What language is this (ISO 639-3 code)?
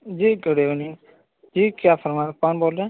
urd